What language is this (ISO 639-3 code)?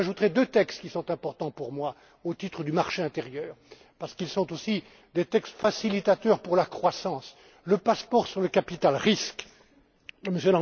fra